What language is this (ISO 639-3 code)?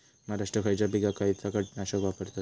mar